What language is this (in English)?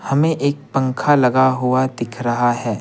Hindi